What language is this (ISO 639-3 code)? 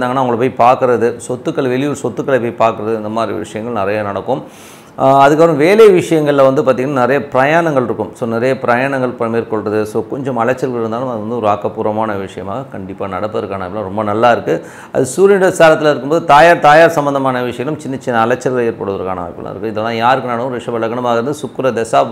tam